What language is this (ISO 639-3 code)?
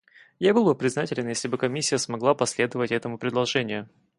rus